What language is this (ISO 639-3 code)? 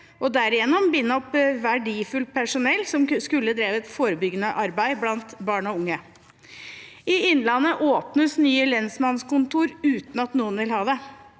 nor